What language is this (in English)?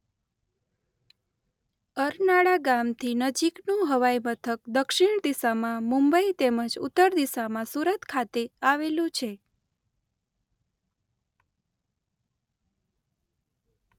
Gujarati